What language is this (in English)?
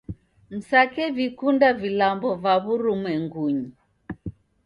Taita